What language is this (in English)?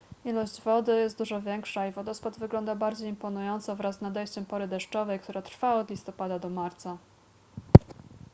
Polish